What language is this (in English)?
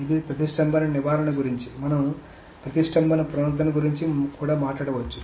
Telugu